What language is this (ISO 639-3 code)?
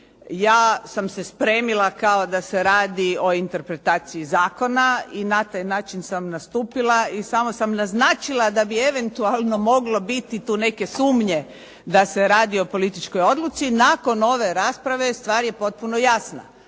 hrv